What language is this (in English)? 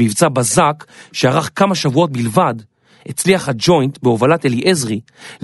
Hebrew